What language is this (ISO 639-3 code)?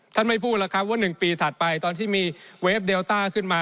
tha